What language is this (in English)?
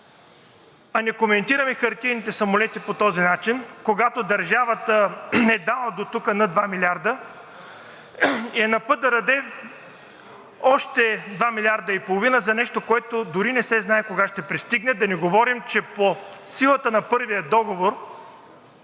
Bulgarian